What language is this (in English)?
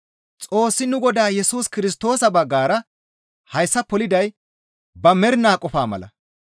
Gamo